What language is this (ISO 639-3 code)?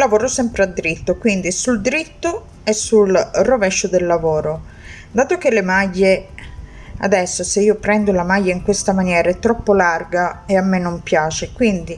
ita